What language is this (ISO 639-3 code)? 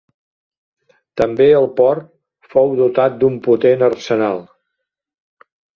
cat